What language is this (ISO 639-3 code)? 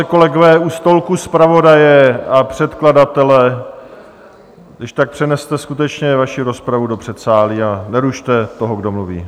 ces